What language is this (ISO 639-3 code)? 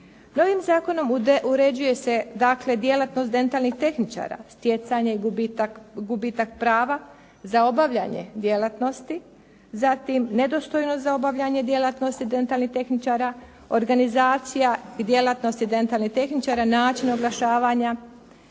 hrv